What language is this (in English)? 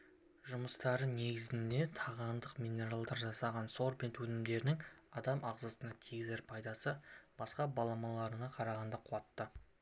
Kazakh